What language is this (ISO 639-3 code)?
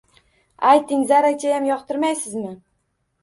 uzb